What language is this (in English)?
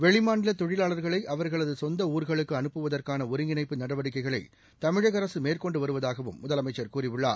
Tamil